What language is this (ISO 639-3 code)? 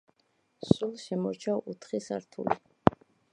kat